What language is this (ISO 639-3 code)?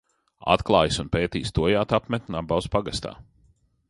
lav